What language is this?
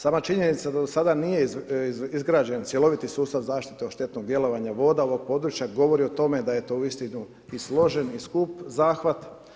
Croatian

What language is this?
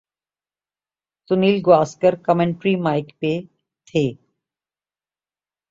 Urdu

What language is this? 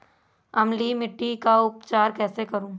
Hindi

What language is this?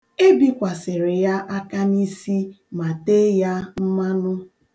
Igbo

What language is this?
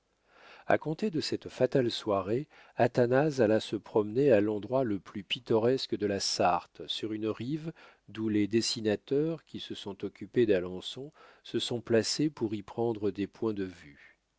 French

